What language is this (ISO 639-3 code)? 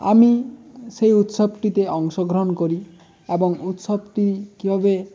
ben